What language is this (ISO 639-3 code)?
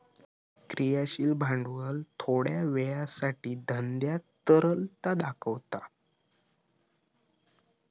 mar